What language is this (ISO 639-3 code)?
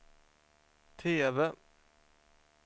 swe